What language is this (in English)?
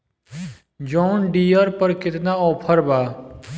Bhojpuri